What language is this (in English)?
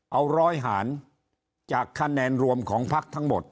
Thai